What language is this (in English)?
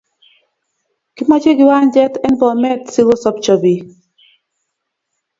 Kalenjin